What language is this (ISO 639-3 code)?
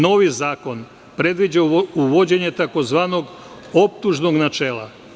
srp